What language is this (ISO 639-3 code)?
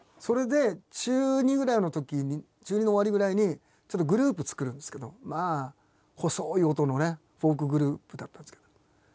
jpn